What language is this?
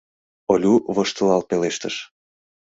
Mari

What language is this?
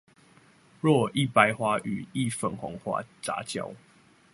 Chinese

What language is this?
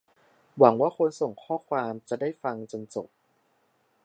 Thai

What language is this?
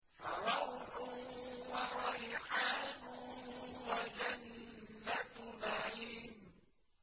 Arabic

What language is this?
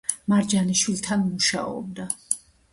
Georgian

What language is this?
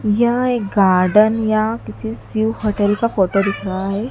Hindi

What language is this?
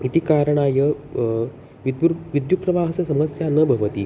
Sanskrit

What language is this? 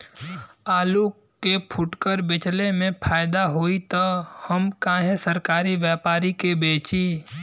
Bhojpuri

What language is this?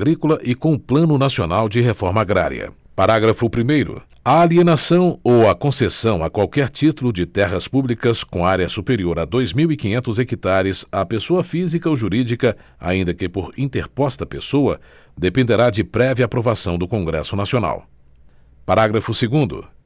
Portuguese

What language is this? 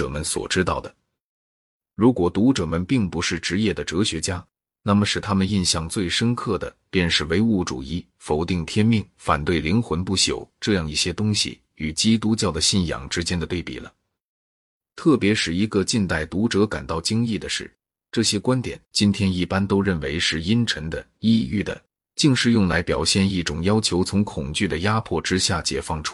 Chinese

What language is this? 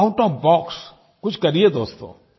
Hindi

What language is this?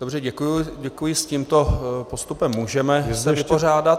Czech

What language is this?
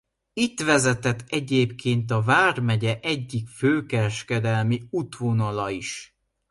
Hungarian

